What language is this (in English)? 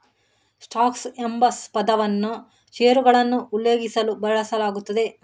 Kannada